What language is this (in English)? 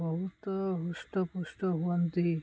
Odia